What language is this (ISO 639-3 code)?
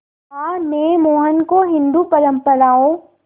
hin